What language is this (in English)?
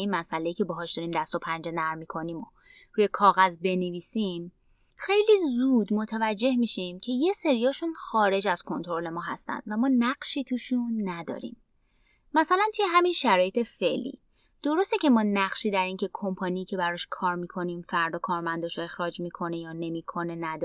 Persian